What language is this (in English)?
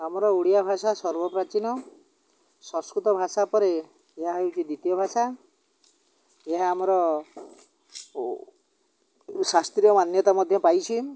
Odia